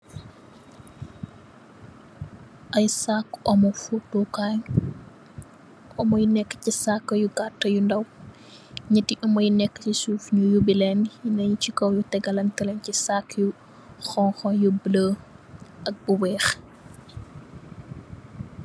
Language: Wolof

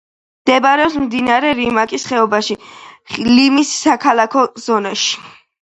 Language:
Georgian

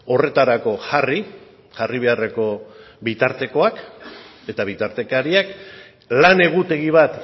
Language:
Basque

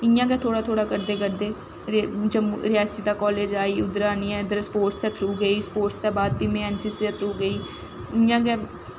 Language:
Dogri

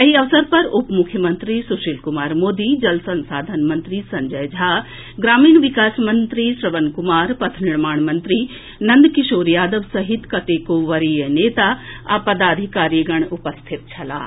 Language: Maithili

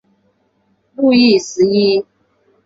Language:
Chinese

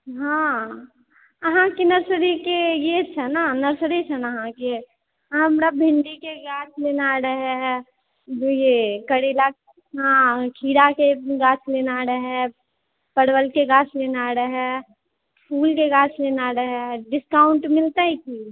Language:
Maithili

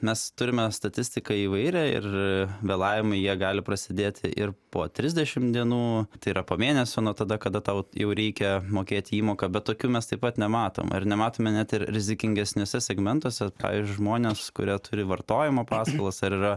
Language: Lithuanian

